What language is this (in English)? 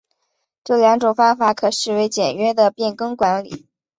Chinese